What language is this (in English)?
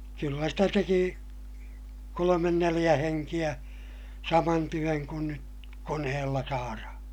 Finnish